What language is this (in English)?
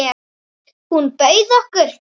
Icelandic